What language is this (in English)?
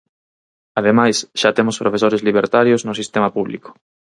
Galician